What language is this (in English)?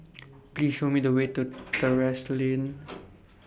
English